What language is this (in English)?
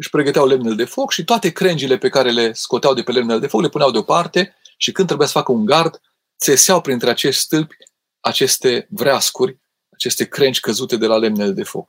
Romanian